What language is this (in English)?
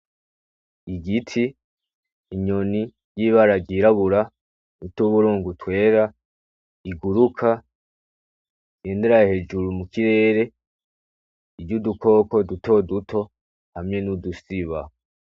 Rundi